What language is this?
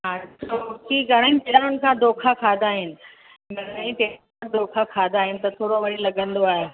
Sindhi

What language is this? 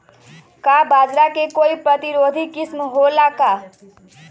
Magahi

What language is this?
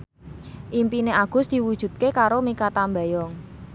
Javanese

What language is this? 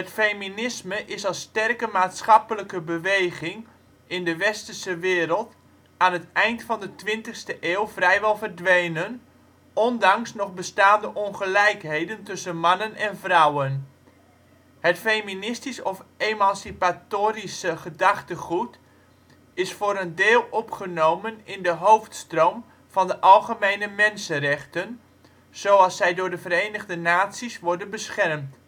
Dutch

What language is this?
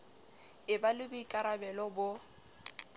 Southern Sotho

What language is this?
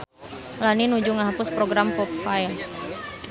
Sundanese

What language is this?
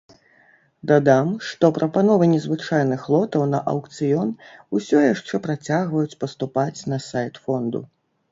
Belarusian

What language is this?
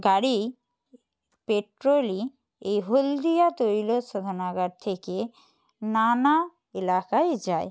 Bangla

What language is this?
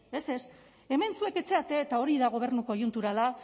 Basque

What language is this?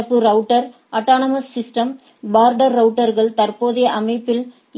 Tamil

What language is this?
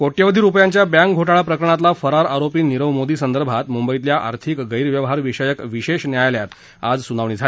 Marathi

